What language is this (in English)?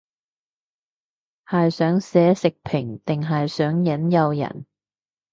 Cantonese